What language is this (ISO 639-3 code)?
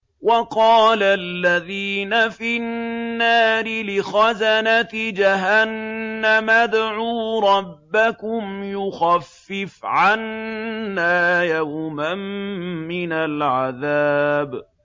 ara